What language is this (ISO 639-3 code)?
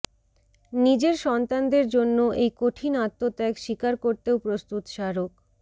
ben